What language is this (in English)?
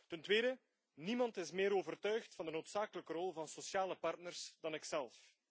Dutch